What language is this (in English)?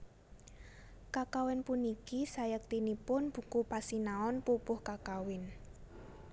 Javanese